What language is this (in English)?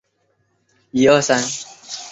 Chinese